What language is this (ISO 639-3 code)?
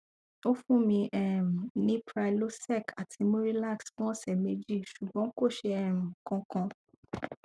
yor